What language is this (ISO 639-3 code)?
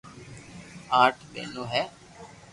lrk